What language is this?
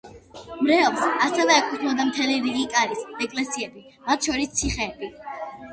Georgian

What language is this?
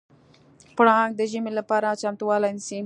Pashto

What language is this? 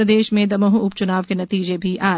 Hindi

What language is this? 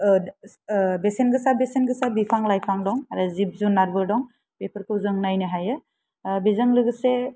Bodo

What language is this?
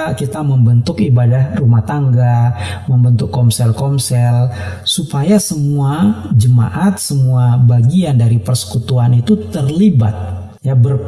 Indonesian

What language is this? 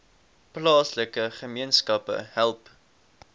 Afrikaans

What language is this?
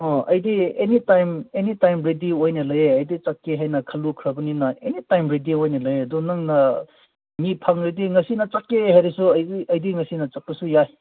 Manipuri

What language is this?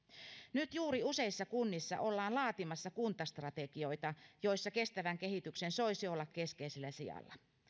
Finnish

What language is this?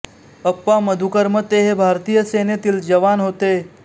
Marathi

